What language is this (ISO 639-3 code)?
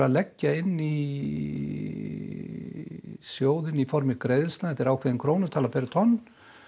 isl